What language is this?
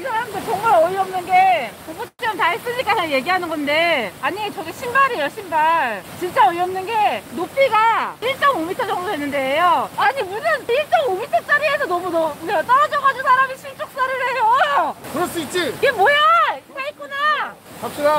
Korean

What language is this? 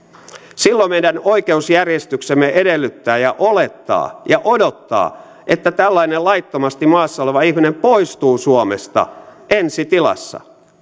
Finnish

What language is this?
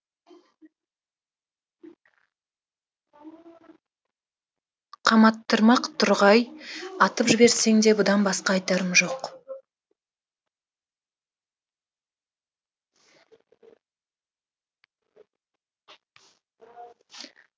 Kazakh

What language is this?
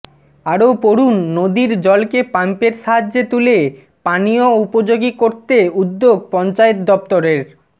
Bangla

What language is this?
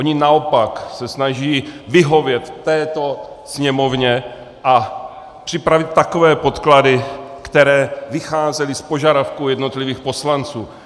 Czech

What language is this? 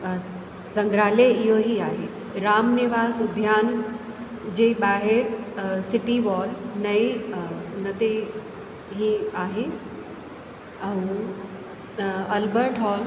Sindhi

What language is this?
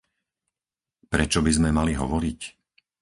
Slovak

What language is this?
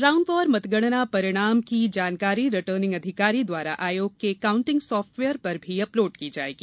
Hindi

